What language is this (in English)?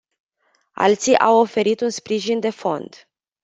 Romanian